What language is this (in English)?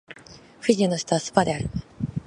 Japanese